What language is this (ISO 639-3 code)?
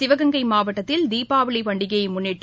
tam